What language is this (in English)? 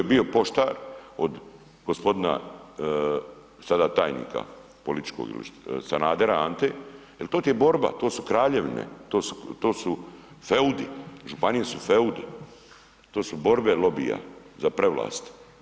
Croatian